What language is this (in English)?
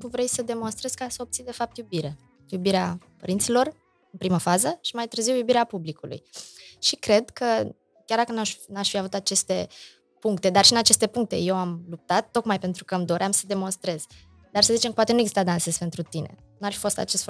Romanian